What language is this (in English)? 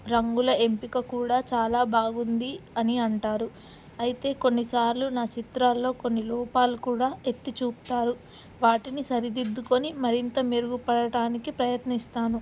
Telugu